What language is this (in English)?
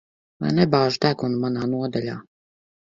Latvian